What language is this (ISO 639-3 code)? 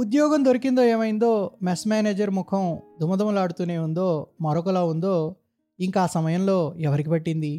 tel